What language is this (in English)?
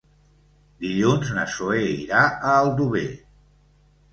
Catalan